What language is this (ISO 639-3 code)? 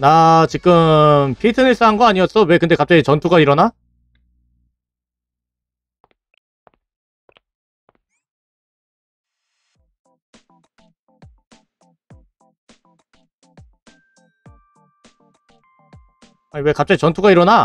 kor